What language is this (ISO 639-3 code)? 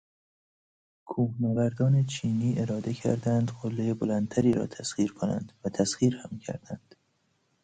fas